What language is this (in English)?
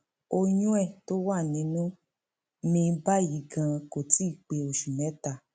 Yoruba